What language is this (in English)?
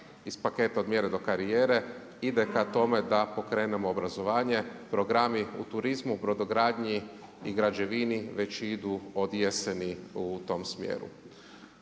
Croatian